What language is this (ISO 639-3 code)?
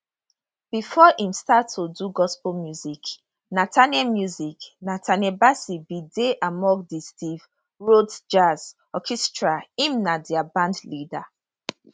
pcm